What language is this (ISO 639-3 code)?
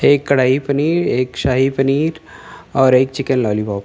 urd